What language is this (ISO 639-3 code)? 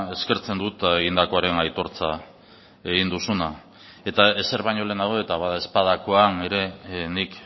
eus